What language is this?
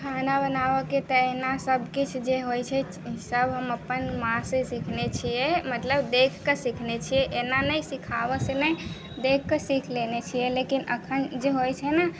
Maithili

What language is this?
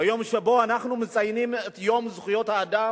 Hebrew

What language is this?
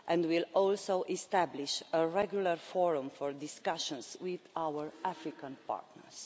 English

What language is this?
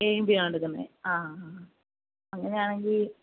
Malayalam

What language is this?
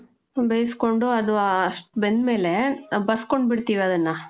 Kannada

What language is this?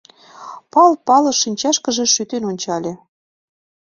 Mari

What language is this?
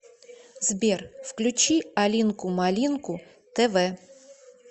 Russian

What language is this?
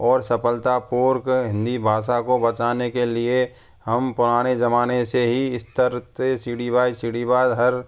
Hindi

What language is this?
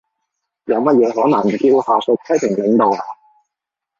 Cantonese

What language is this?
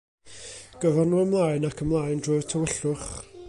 Welsh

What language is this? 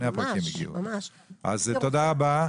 Hebrew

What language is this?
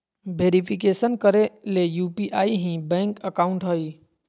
Magahi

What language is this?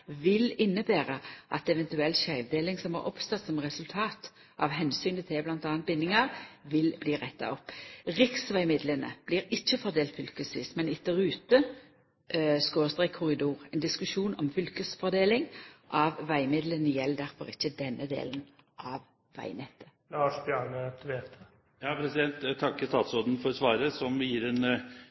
Norwegian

